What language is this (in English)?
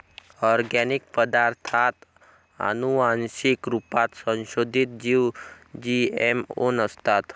Marathi